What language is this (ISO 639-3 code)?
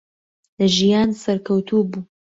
ckb